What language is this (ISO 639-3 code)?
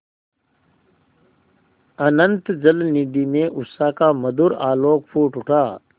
hin